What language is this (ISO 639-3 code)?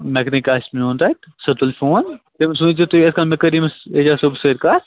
kas